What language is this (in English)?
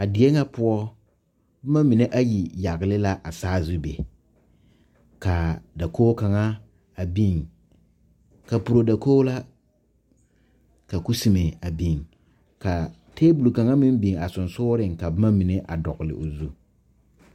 Southern Dagaare